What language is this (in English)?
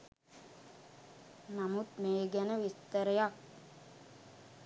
Sinhala